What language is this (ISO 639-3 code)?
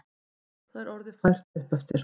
isl